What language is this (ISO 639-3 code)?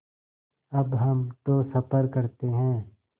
hin